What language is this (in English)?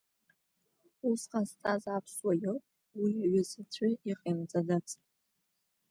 Abkhazian